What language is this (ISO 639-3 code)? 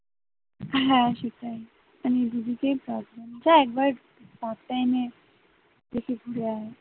ben